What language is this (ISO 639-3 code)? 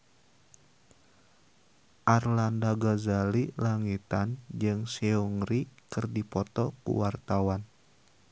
sun